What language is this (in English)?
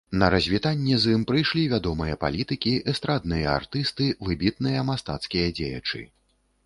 Belarusian